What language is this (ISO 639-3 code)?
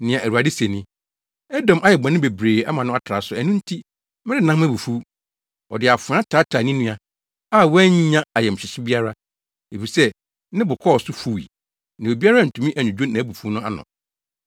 aka